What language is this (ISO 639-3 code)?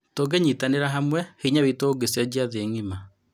kik